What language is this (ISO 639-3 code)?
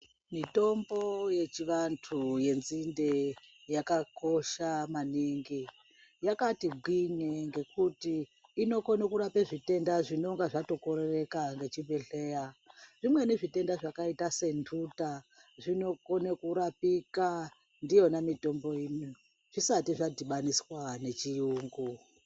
ndc